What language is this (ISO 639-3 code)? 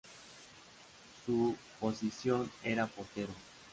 spa